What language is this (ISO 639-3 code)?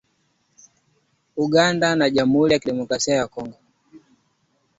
swa